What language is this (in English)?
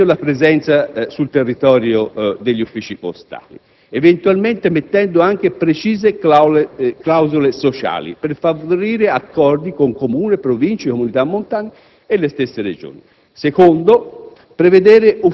Italian